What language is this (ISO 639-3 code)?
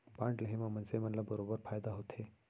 hne